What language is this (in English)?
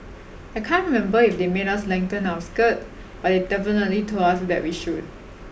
English